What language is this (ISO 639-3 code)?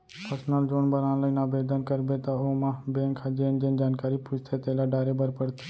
hne